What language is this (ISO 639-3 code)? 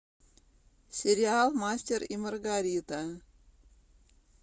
rus